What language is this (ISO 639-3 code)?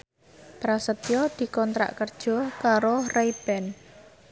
jav